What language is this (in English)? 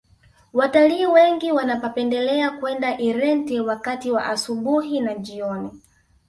Swahili